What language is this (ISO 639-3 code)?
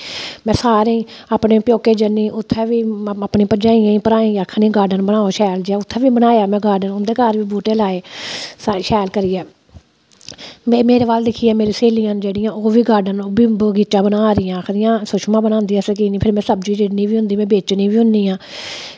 doi